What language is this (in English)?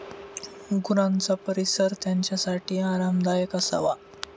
Marathi